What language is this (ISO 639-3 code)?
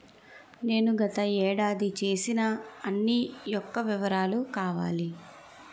tel